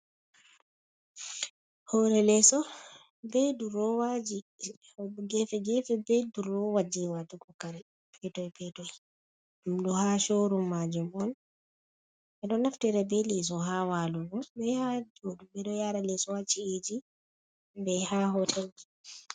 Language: Fula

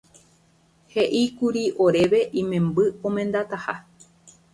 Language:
Guarani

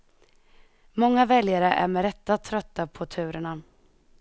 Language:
Swedish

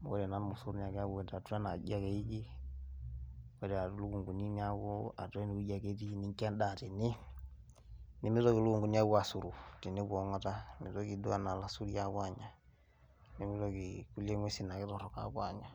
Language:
Masai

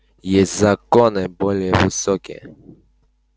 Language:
Russian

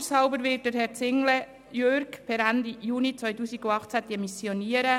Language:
Swiss German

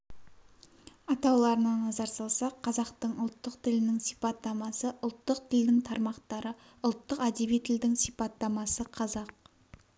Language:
Kazakh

